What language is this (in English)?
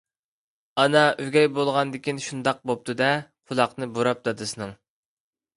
Uyghur